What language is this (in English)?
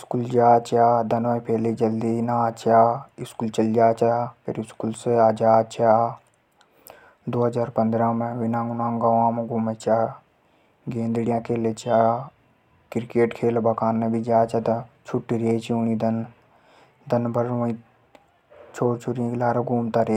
Hadothi